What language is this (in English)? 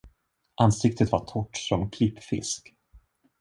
Swedish